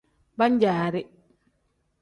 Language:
Tem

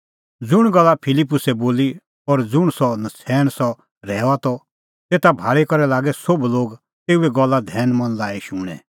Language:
Kullu Pahari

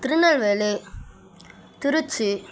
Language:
Tamil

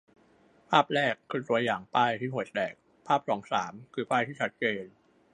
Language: Thai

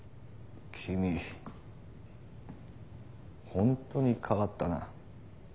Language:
Japanese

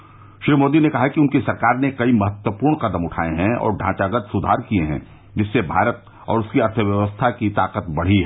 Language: Hindi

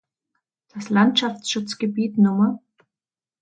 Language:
German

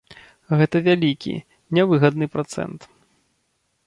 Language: Belarusian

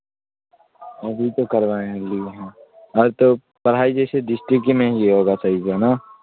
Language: Urdu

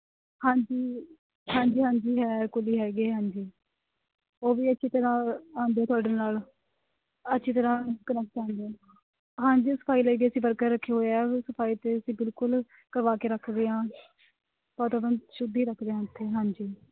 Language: Punjabi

